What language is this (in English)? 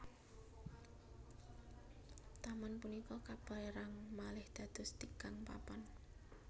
Javanese